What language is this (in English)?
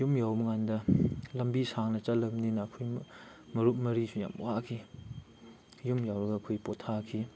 Manipuri